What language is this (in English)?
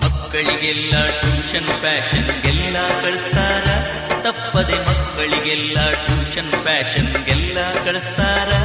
Kannada